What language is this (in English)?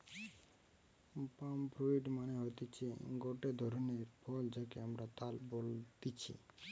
Bangla